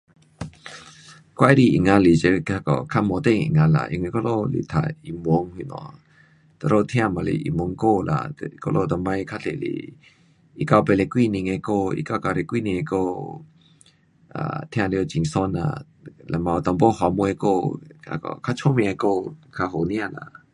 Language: Pu-Xian Chinese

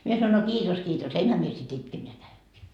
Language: Finnish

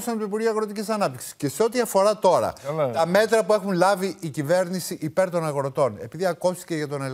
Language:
Greek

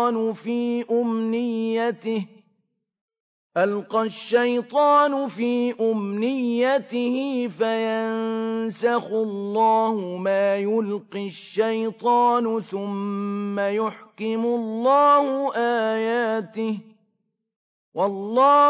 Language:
Arabic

